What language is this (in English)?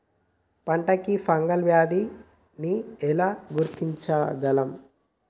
Telugu